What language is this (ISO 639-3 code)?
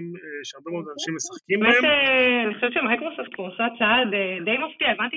heb